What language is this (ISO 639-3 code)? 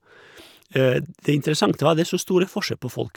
nor